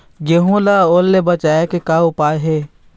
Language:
Chhattisgarhi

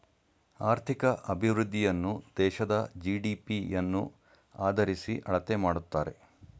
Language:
Kannada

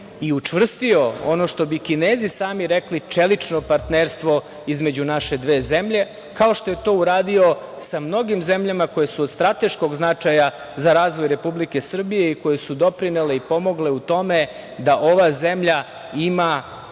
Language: Serbian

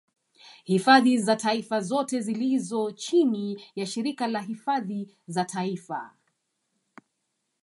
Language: Swahili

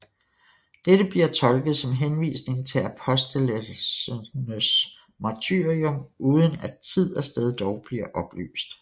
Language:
Danish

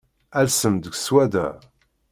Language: Kabyle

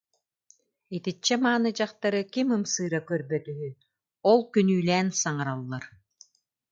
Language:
Yakut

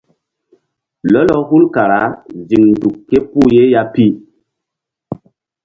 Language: Mbum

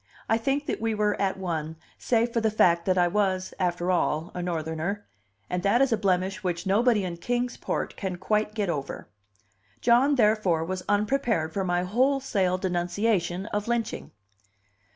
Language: English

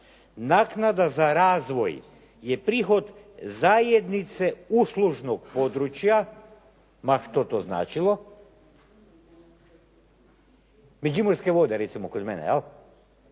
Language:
Croatian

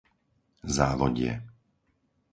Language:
Slovak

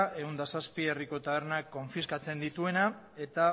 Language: Basque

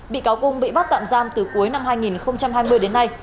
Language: Vietnamese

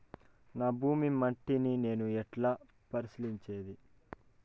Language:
Telugu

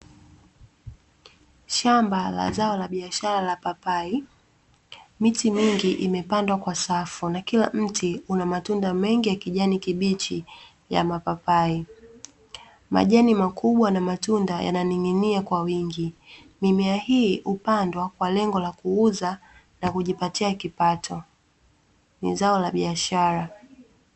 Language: Swahili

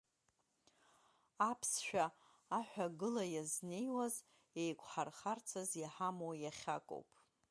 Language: Abkhazian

